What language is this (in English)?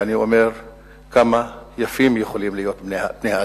Hebrew